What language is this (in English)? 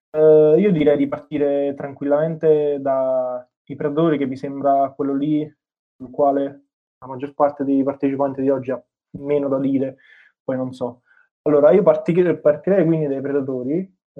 Italian